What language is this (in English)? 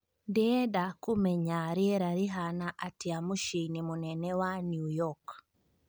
Kikuyu